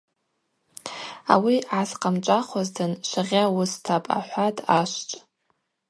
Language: Abaza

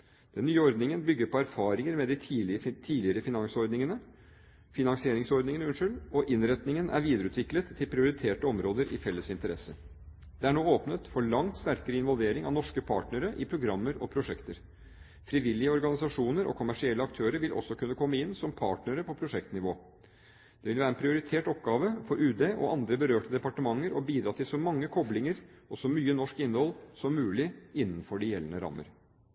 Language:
Norwegian Bokmål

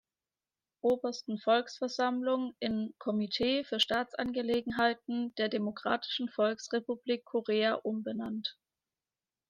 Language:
German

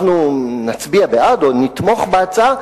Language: Hebrew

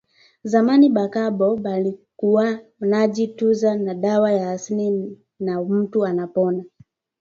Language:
Swahili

